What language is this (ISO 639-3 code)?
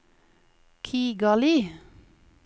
nor